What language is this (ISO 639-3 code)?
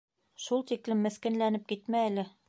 bak